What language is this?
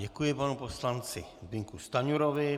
Czech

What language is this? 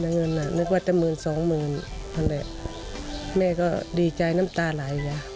Thai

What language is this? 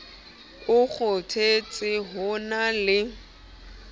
Southern Sotho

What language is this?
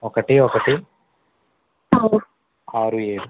Telugu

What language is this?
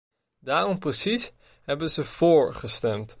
Dutch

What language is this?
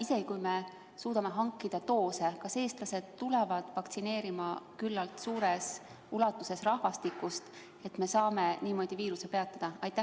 Estonian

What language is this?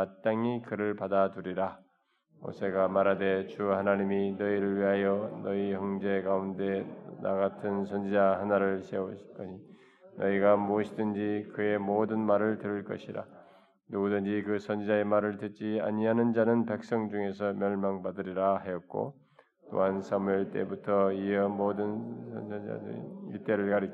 Korean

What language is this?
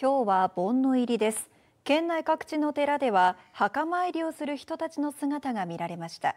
Japanese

